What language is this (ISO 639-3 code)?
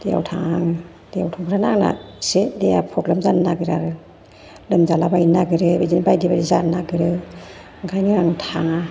brx